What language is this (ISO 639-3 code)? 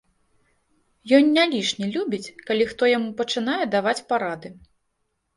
bel